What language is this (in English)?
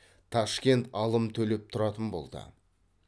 Kazakh